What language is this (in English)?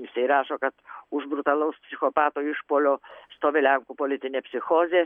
Lithuanian